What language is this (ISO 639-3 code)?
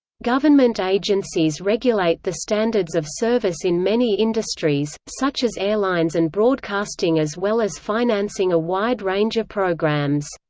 eng